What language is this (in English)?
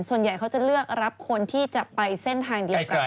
Thai